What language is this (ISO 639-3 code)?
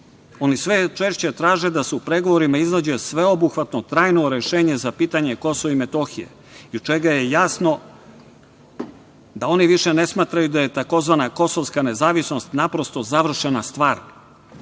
srp